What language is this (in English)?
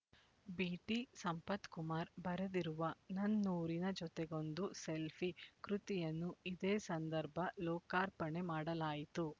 Kannada